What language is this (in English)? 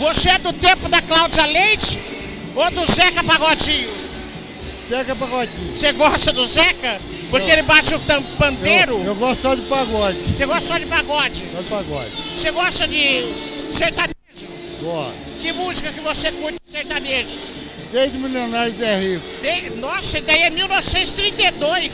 Portuguese